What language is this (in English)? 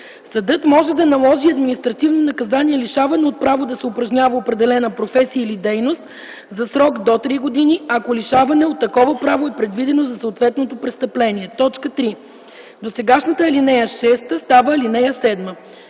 Bulgarian